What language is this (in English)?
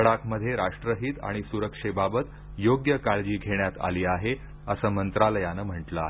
Marathi